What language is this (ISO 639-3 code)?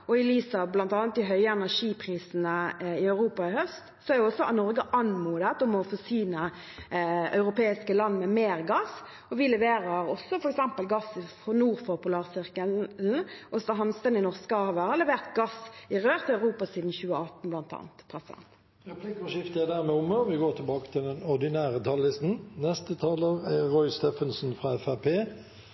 nob